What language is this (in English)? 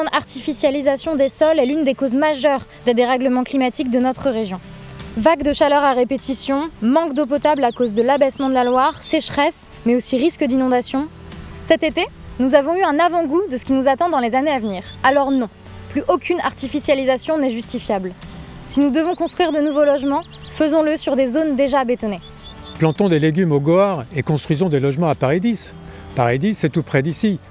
French